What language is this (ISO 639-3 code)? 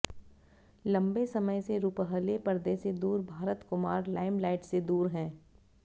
hin